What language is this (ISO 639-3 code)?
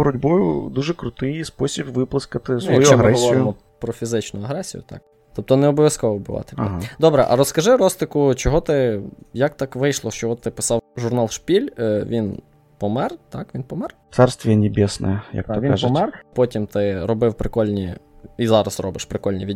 ukr